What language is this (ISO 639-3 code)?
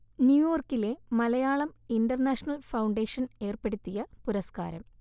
mal